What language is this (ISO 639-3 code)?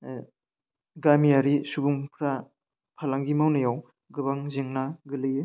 brx